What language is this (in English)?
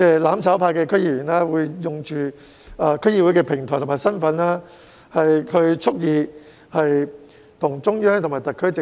Cantonese